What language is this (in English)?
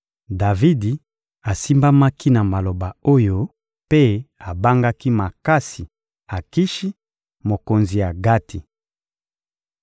Lingala